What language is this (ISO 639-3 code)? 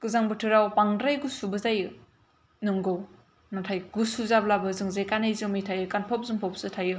brx